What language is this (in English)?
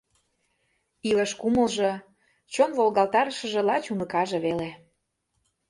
Mari